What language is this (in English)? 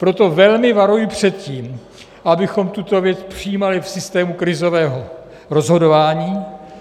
Czech